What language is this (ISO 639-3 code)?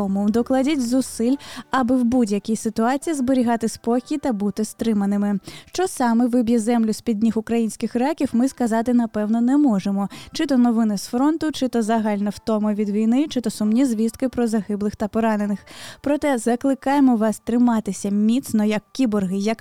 ukr